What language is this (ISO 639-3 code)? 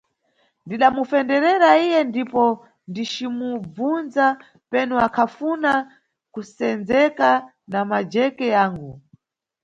nyu